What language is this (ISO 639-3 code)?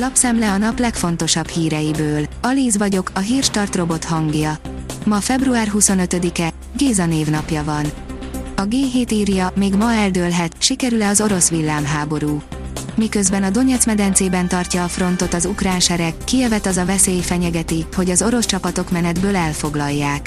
hun